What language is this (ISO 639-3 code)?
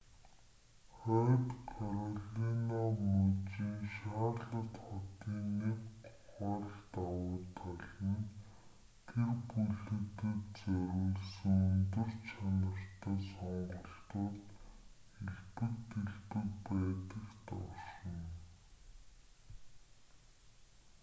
mon